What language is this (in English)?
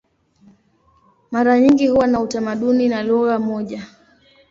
Swahili